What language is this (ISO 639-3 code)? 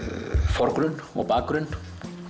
isl